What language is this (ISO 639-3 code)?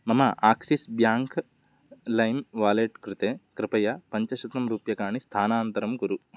san